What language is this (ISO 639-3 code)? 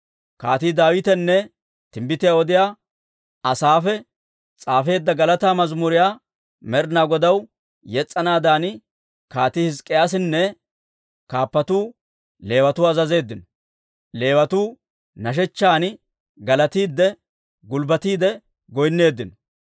dwr